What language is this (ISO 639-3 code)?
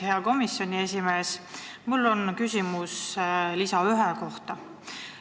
est